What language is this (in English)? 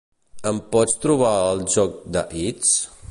Catalan